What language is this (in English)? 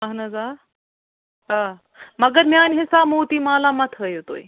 Kashmiri